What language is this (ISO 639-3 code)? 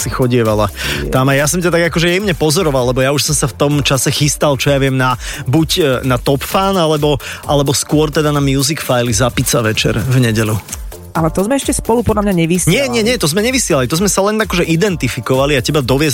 slk